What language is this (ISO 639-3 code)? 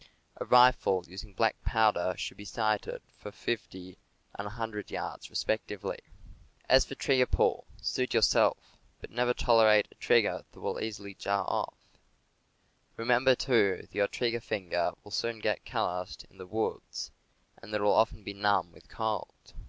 eng